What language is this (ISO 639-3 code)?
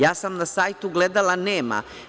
srp